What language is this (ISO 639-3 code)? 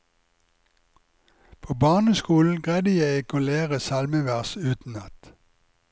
nor